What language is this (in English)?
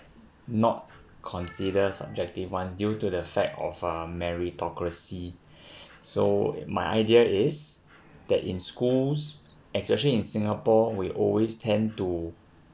English